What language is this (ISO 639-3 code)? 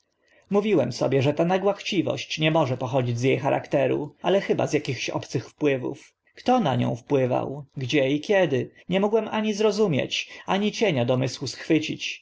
pol